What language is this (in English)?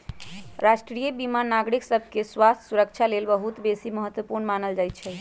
Magahi